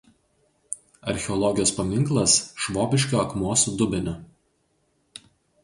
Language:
Lithuanian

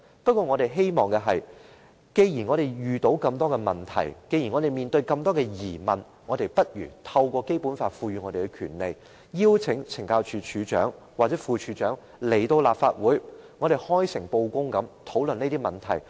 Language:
Cantonese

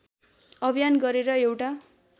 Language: Nepali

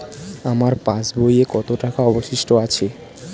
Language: Bangla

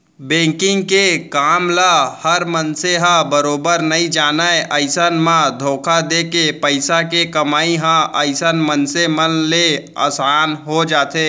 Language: Chhattisgarhi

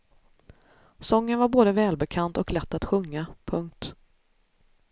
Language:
Swedish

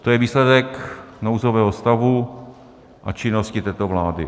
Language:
Czech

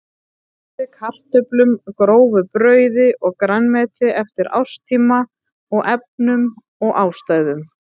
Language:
Icelandic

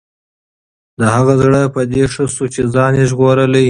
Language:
Pashto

